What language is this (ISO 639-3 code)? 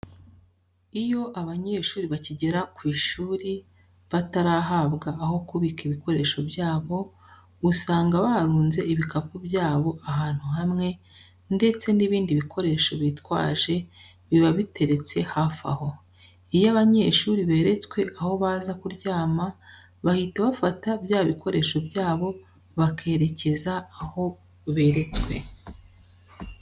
kin